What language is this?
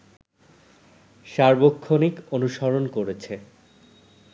Bangla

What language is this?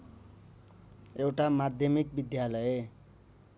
Nepali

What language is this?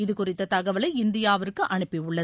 Tamil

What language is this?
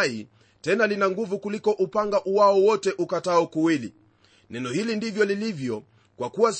Swahili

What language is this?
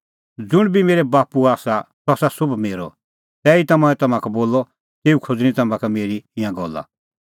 Kullu Pahari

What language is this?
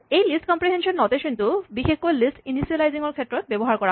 Assamese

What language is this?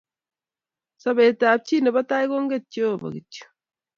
Kalenjin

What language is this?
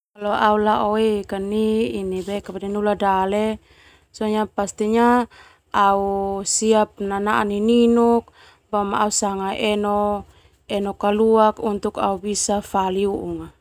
Termanu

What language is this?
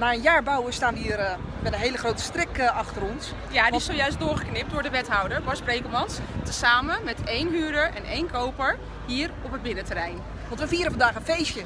Dutch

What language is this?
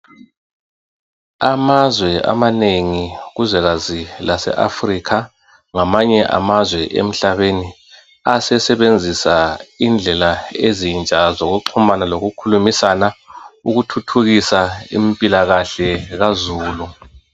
North Ndebele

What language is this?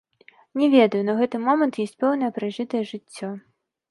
Belarusian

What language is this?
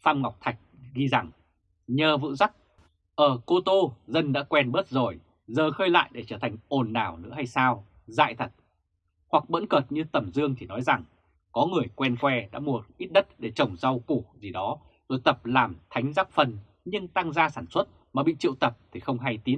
Vietnamese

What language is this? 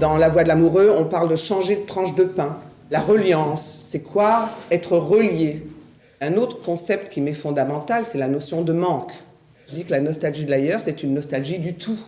French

